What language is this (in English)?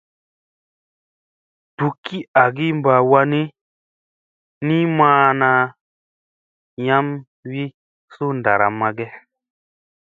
Musey